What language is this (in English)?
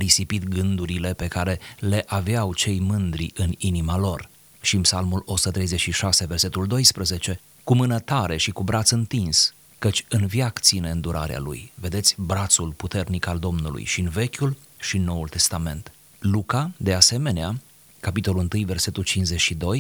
Romanian